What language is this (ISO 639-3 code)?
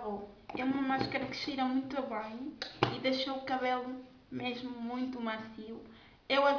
por